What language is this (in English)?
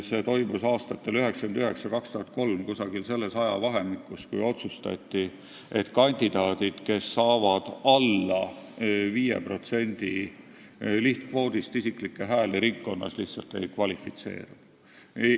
Estonian